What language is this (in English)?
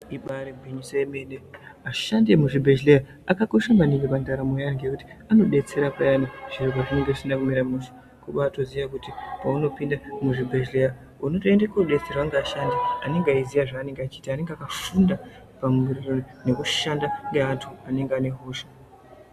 Ndau